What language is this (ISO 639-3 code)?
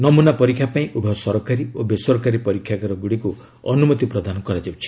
ori